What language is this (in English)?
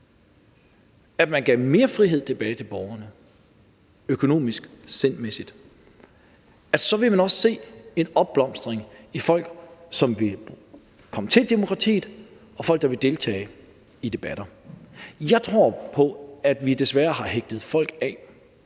Danish